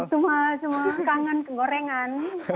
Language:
Indonesian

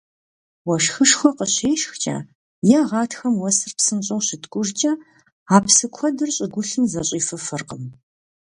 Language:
Kabardian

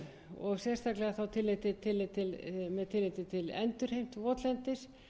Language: Icelandic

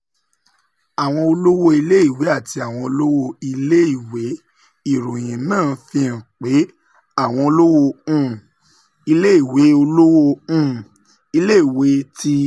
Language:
Yoruba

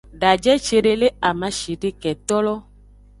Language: Aja (Benin)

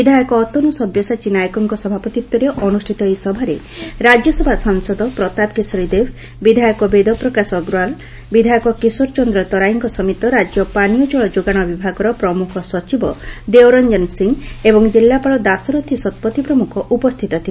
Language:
Odia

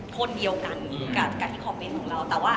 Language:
Thai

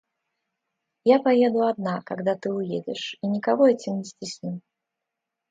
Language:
Russian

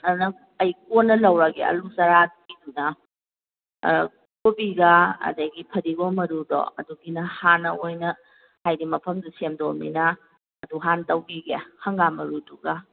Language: Manipuri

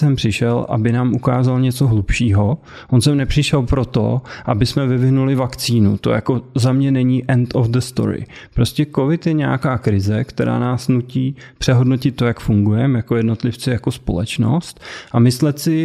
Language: Czech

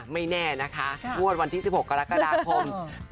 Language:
Thai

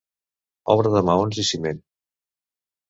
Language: Catalan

